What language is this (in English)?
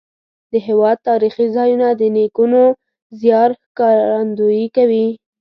Pashto